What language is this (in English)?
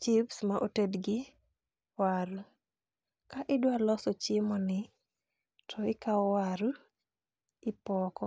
Luo (Kenya and Tanzania)